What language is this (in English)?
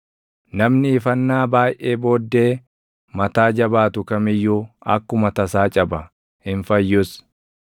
Oromo